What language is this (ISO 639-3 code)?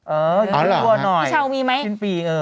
tha